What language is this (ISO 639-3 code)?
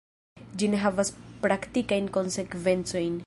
epo